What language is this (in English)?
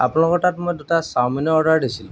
Assamese